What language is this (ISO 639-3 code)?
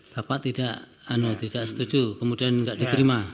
ind